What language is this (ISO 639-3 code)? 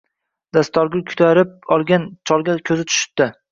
uzb